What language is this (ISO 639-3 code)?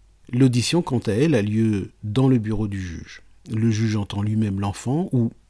fra